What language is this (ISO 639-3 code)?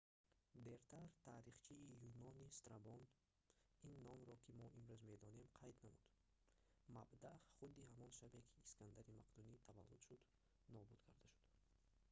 tgk